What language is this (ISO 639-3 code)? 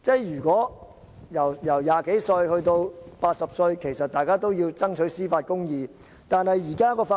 yue